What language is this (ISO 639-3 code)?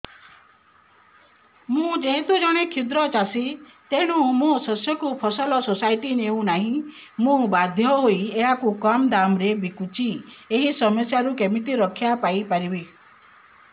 ori